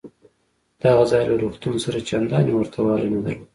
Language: Pashto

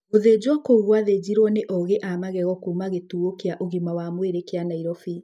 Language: Kikuyu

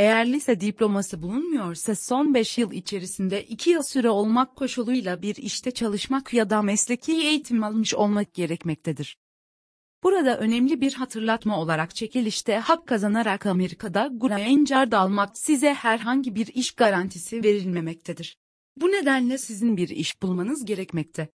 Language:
Turkish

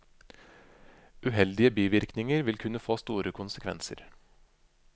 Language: Norwegian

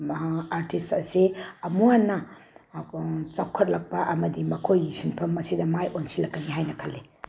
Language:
Manipuri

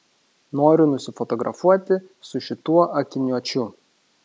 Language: Lithuanian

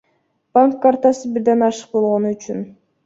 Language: Kyrgyz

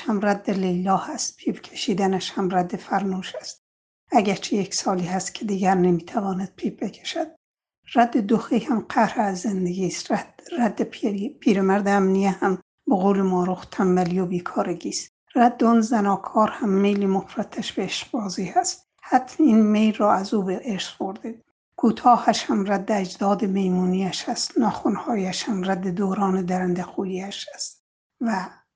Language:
Persian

